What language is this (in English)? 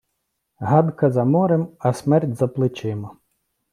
Ukrainian